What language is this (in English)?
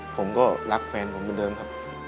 Thai